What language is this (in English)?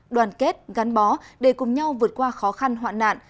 Vietnamese